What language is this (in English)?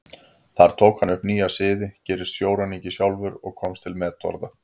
Icelandic